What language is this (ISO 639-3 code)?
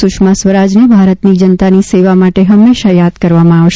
guj